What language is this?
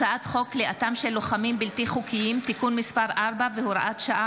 Hebrew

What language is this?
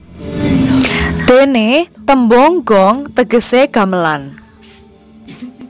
Javanese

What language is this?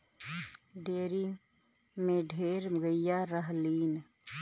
Bhojpuri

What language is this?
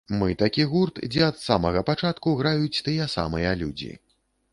Belarusian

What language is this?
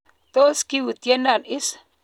Kalenjin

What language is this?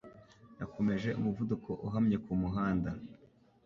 Kinyarwanda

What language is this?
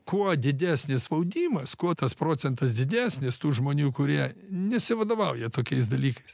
Lithuanian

